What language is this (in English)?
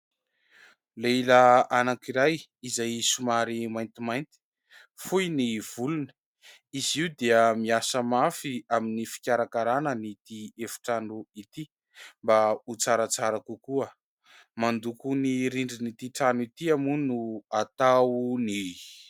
Malagasy